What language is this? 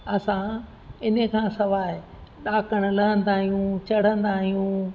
Sindhi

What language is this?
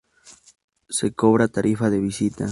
Spanish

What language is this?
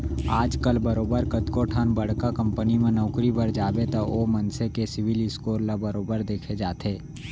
Chhattisgarhi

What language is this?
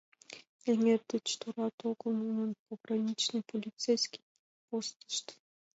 Mari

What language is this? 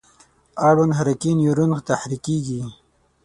Pashto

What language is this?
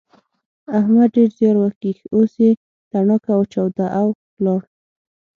Pashto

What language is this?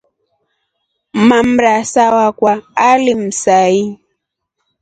Rombo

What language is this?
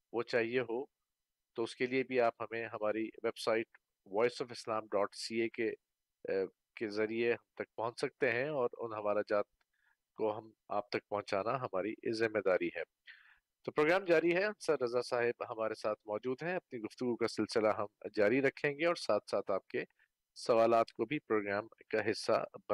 Urdu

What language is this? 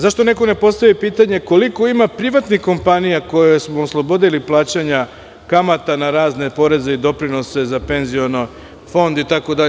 Serbian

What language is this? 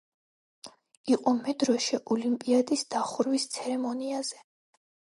Georgian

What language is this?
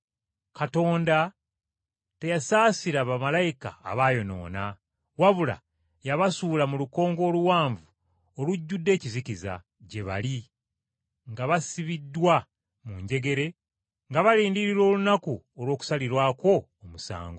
Ganda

